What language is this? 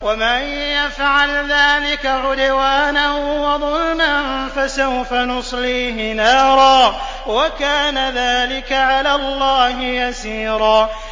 Arabic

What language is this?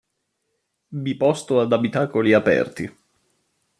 Italian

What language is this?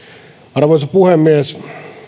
Finnish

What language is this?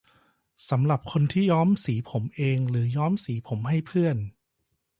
Thai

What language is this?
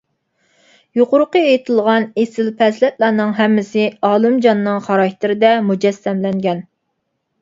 Uyghur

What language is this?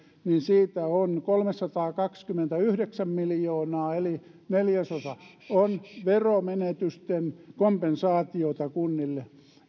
Finnish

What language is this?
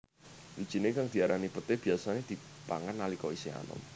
Javanese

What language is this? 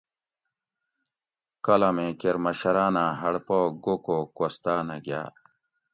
Gawri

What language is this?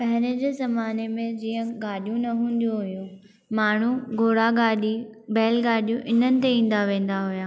Sindhi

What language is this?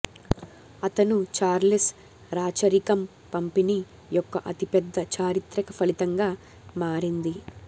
Telugu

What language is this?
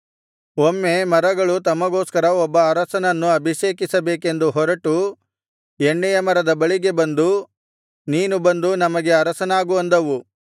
Kannada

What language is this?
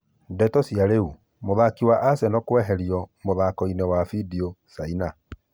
Kikuyu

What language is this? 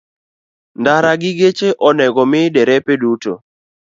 Luo (Kenya and Tanzania)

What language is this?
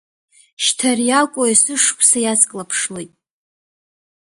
Abkhazian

